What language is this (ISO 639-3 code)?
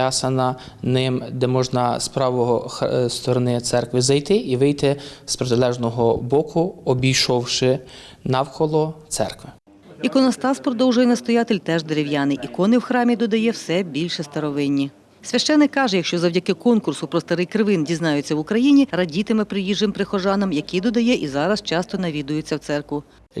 ukr